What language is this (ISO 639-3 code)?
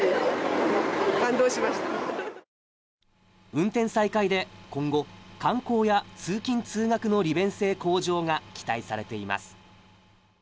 jpn